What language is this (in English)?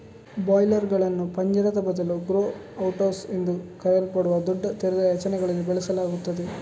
Kannada